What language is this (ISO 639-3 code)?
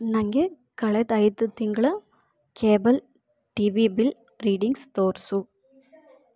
kan